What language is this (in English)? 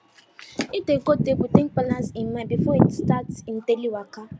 Nigerian Pidgin